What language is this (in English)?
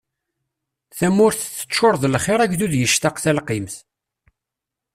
Kabyle